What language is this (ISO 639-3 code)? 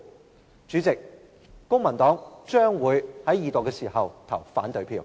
yue